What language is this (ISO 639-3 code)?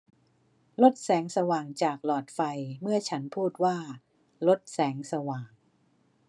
tha